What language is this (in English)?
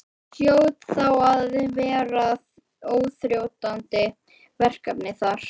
Icelandic